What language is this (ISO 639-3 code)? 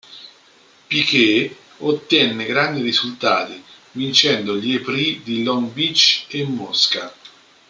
ita